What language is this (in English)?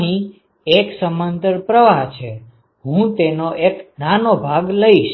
Gujarati